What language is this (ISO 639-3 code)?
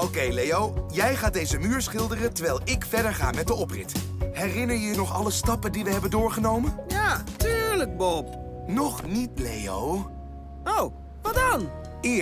nld